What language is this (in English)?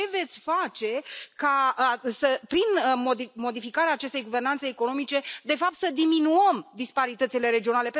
Romanian